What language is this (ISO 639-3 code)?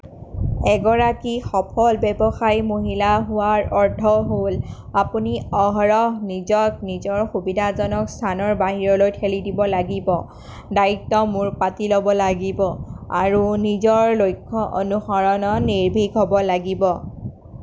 asm